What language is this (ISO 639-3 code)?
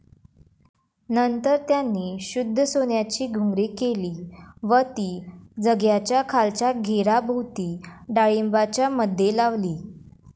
mar